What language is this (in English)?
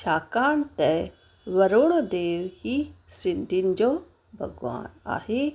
Sindhi